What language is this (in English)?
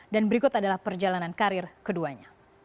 Indonesian